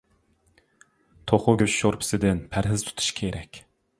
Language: Uyghur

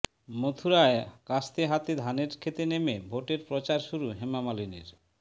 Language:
Bangla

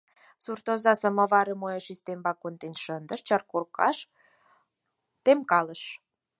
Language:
Mari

